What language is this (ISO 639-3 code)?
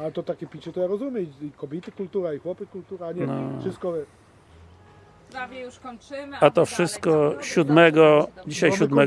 pol